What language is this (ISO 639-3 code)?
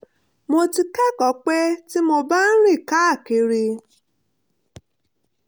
yor